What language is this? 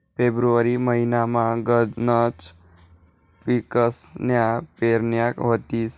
Marathi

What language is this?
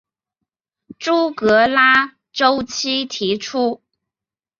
Chinese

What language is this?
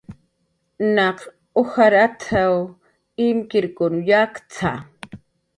Jaqaru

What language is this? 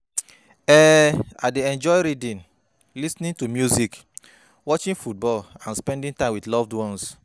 Nigerian Pidgin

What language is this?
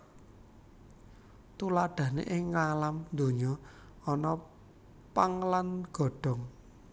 Javanese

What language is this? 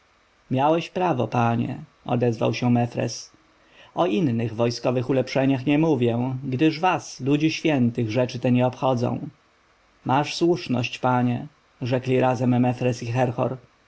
Polish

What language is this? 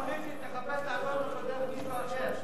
Hebrew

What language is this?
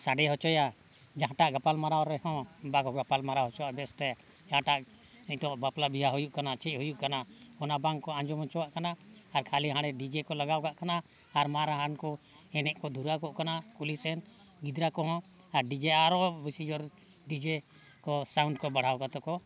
Santali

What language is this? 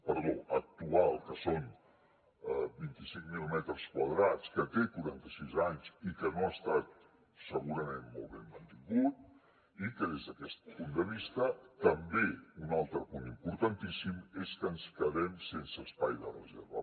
Catalan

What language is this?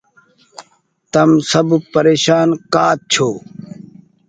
Goaria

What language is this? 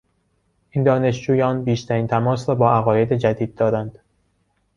Persian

